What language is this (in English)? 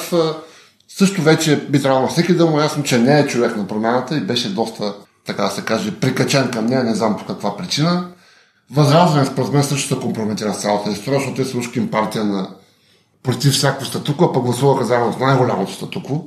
Bulgarian